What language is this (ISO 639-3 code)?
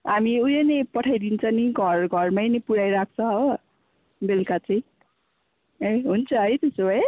nep